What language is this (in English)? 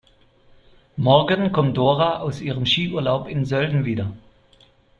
German